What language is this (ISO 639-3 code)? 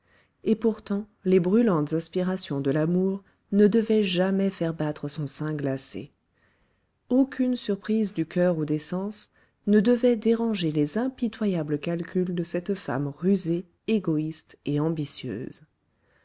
fra